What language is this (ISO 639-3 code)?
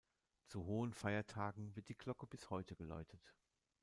deu